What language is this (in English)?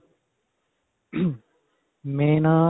Punjabi